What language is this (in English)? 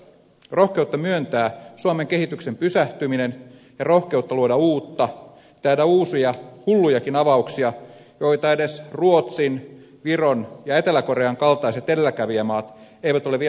Finnish